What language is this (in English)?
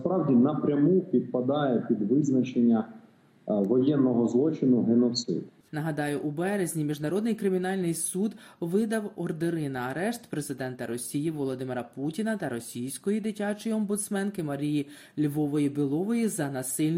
Ukrainian